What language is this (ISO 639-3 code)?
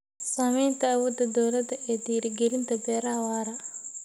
som